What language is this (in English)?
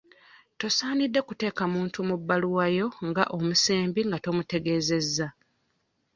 Ganda